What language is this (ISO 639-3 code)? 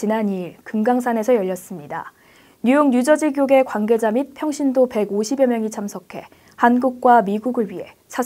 kor